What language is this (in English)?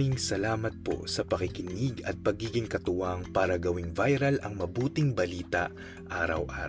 Filipino